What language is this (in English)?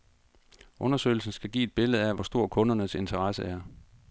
Danish